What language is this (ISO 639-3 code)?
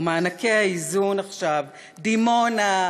heb